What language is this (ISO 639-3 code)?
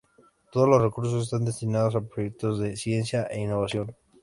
spa